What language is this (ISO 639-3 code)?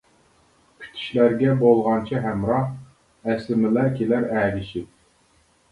uig